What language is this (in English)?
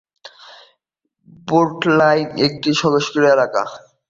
Bangla